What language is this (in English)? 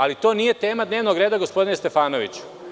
Serbian